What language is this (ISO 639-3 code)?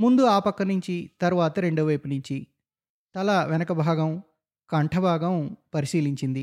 tel